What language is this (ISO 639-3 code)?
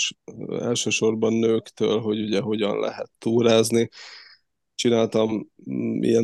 hun